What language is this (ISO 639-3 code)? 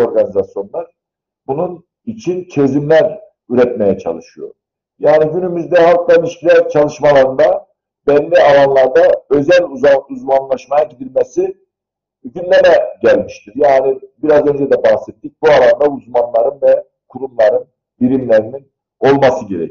tur